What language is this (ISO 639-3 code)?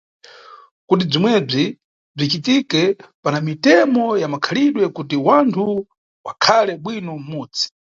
nyu